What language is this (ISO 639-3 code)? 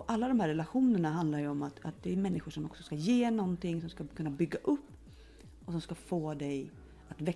swe